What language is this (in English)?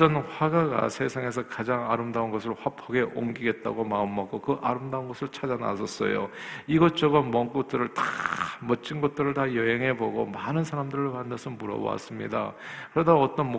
Korean